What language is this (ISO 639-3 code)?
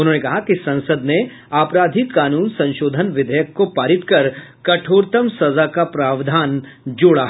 hin